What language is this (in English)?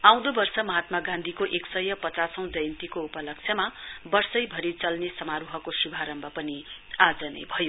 Nepali